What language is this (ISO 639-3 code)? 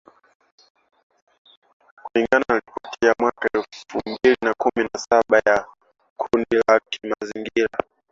swa